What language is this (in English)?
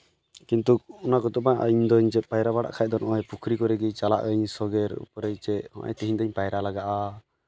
Santali